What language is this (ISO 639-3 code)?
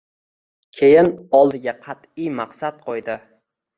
uzb